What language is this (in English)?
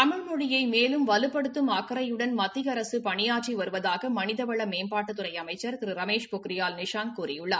Tamil